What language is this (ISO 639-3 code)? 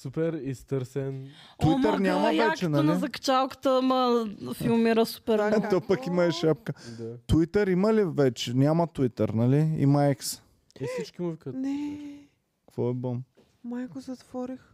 bul